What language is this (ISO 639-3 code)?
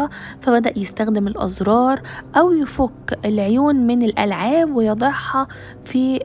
ara